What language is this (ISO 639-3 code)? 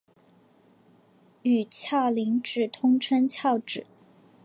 zho